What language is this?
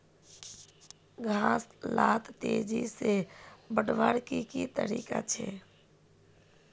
Magahi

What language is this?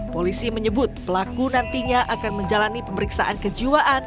Indonesian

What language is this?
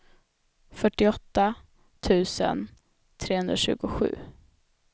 Swedish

